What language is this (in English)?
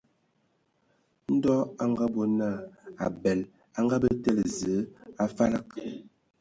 Ewondo